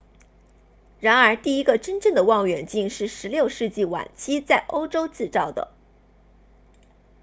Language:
Chinese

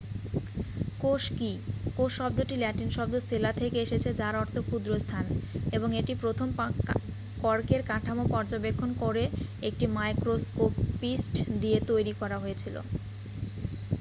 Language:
Bangla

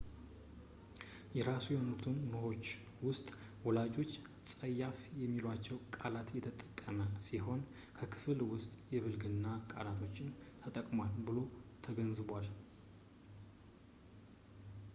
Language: Amharic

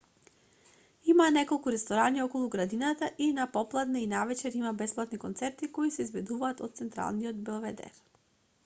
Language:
Macedonian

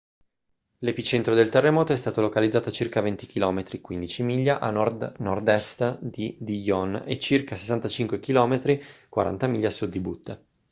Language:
Italian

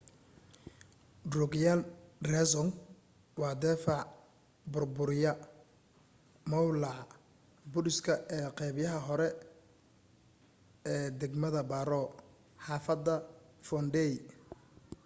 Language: Somali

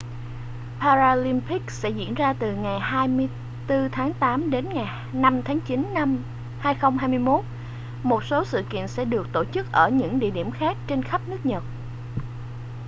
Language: Vietnamese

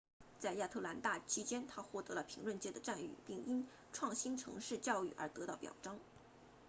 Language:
Chinese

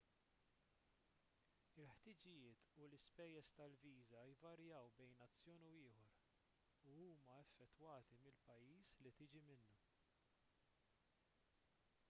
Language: Maltese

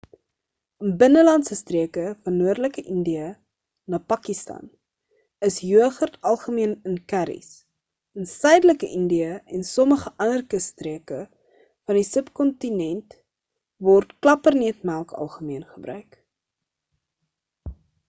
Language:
Afrikaans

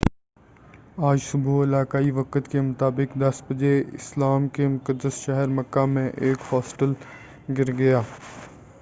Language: Urdu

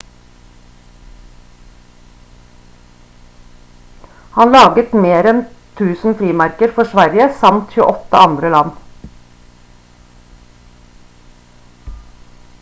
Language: Norwegian Bokmål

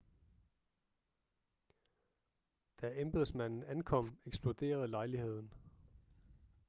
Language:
Danish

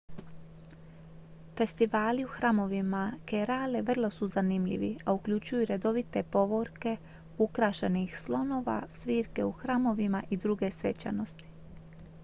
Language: Croatian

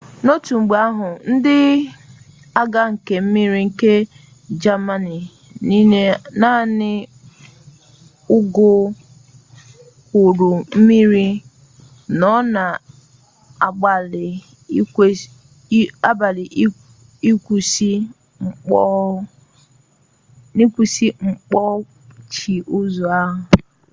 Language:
Igbo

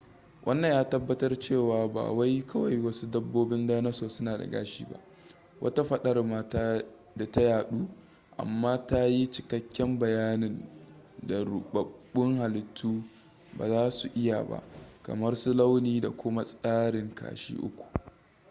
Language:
Hausa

